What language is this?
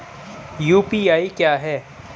Hindi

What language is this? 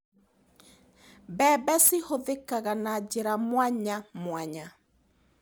Kikuyu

